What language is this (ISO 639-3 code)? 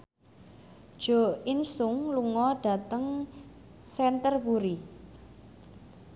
jav